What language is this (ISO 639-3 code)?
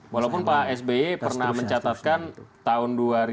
ind